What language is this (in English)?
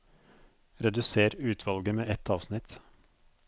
Norwegian